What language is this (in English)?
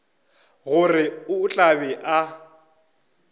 Northern Sotho